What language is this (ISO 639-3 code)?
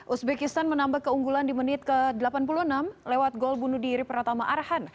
ind